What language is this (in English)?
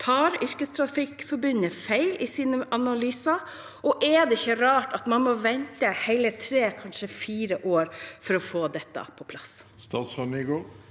Norwegian